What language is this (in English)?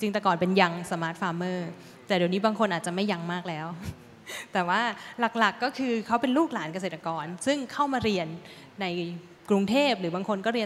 Thai